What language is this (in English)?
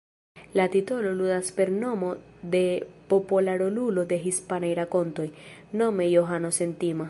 Esperanto